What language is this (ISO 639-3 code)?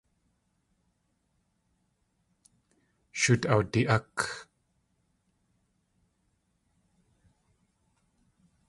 tli